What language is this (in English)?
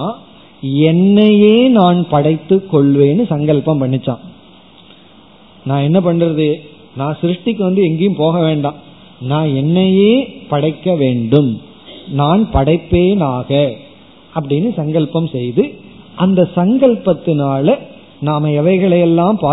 Tamil